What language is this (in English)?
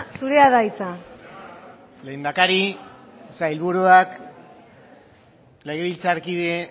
Basque